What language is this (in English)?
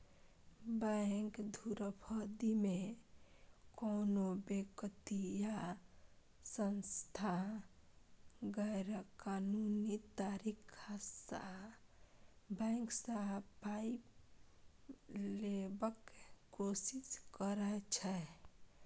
Maithili